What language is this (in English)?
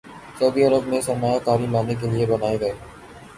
Urdu